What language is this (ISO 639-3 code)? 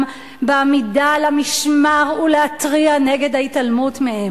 heb